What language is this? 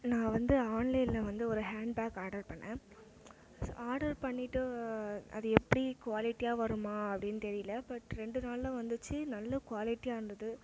Tamil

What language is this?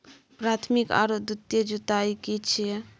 Maithili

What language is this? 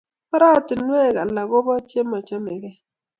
Kalenjin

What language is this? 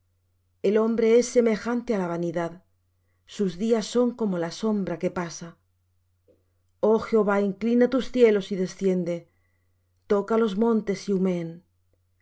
Spanish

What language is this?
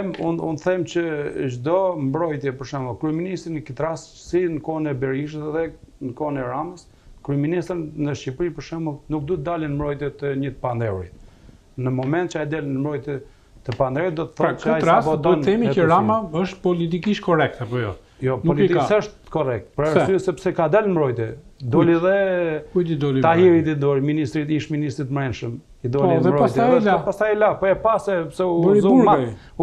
Romanian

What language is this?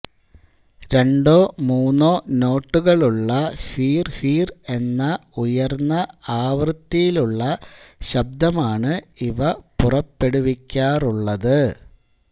Malayalam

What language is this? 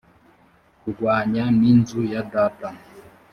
Kinyarwanda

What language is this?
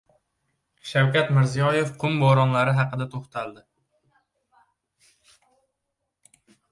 Uzbek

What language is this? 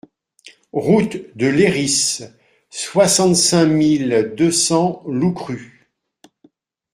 French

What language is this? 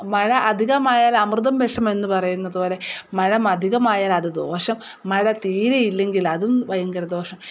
Malayalam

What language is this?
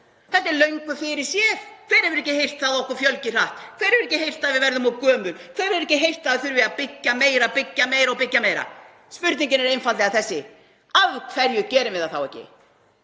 Icelandic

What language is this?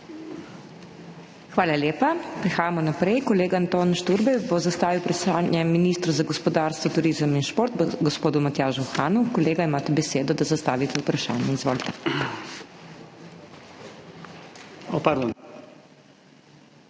Slovenian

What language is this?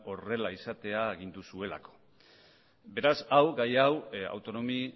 Basque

